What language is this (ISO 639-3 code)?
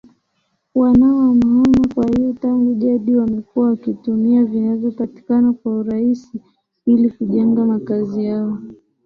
swa